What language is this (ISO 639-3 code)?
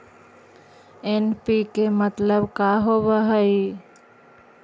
mag